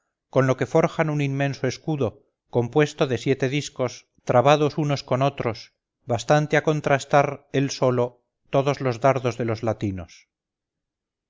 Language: Spanish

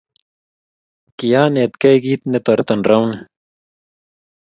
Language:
Kalenjin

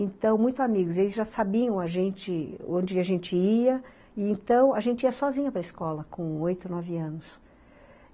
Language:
Portuguese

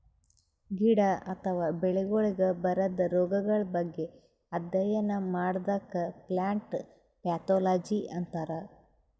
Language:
Kannada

